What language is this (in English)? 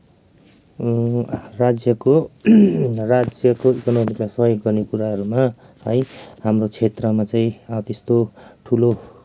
Nepali